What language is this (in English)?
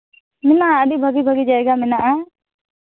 Santali